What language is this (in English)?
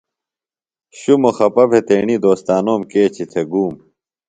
Phalura